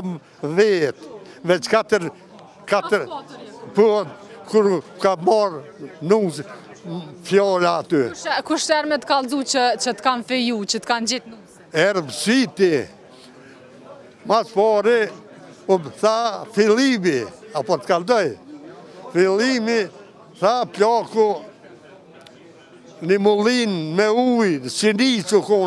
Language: Romanian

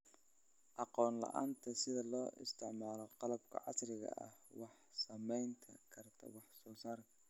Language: Somali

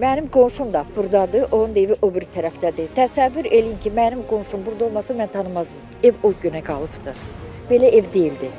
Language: Turkish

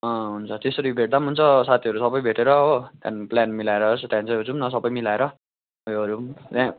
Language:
Nepali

